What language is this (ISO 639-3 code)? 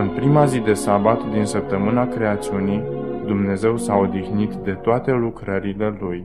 ron